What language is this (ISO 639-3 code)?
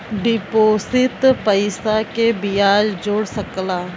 bho